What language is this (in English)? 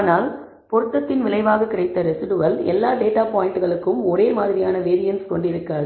Tamil